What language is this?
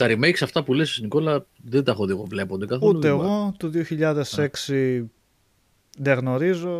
Greek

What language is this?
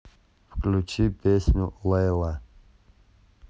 Russian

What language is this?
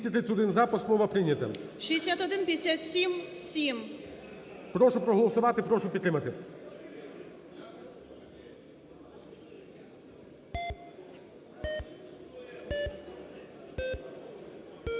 Ukrainian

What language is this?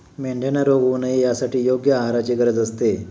Marathi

